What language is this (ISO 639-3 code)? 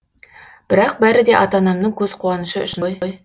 kaz